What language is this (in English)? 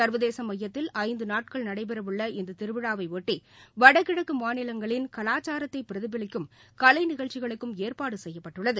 Tamil